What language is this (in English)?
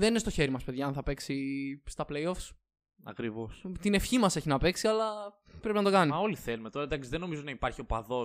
Greek